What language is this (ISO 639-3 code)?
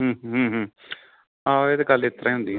pan